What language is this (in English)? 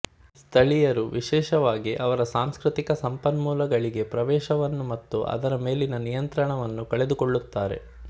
Kannada